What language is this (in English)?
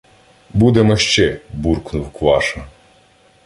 Ukrainian